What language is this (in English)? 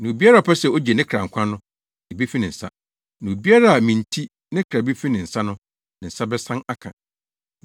Akan